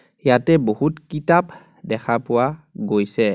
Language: Assamese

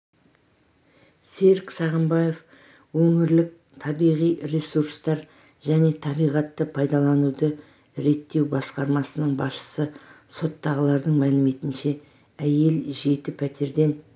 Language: Kazakh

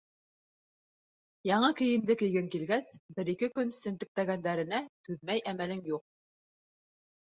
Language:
Bashkir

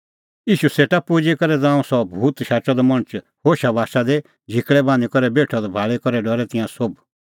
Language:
Kullu Pahari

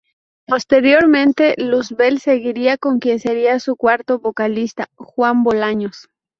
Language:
Spanish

